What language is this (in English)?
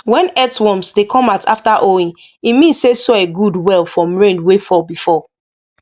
Nigerian Pidgin